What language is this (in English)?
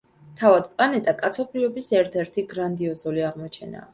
Georgian